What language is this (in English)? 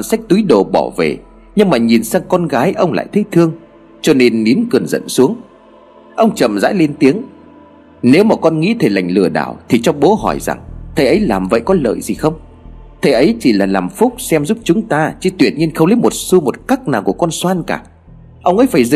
Vietnamese